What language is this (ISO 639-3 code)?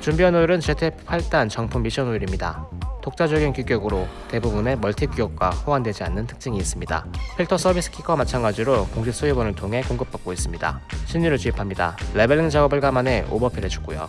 kor